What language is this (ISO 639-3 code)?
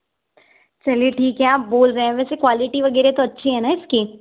hin